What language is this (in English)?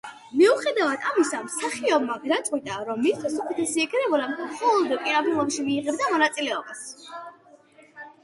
Georgian